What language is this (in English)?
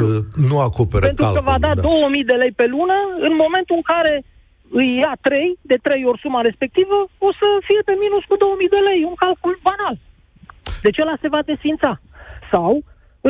Romanian